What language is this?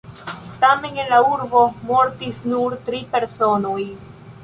Esperanto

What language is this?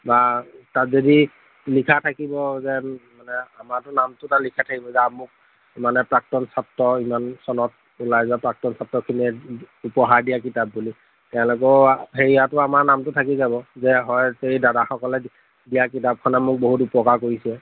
Assamese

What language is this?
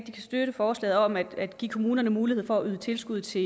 Danish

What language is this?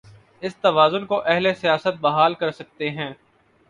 Urdu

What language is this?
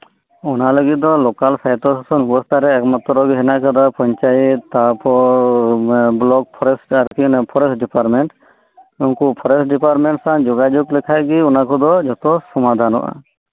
Santali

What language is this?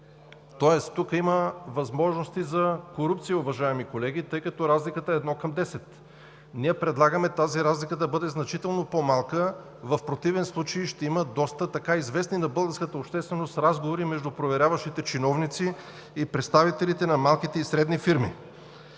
Bulgarian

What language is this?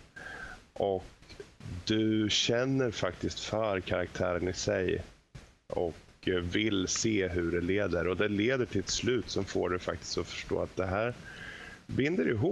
Swedish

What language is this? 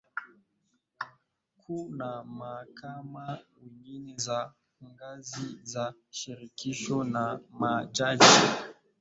Swahili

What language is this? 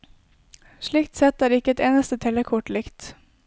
Norwegian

